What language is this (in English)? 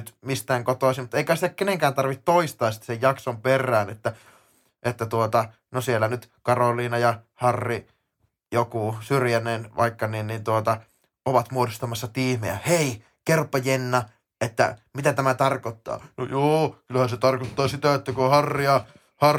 Finnish